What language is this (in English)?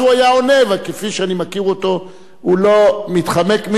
Hebrew